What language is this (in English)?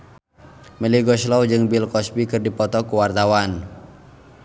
Sundanese